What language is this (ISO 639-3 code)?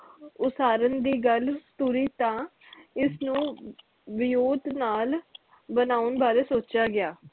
pan